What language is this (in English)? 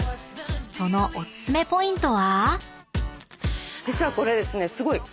Japanese